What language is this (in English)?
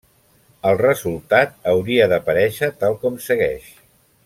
Catalan